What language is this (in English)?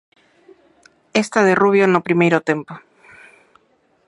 Galician